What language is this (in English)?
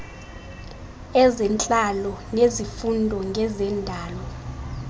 Xhosa